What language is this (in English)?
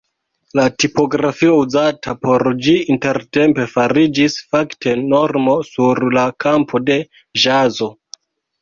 Esperanto